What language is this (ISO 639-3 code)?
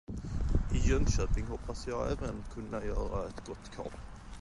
swe